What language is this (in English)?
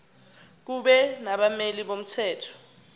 Zulu